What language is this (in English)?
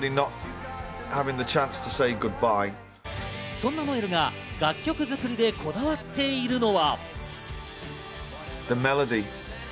Japanese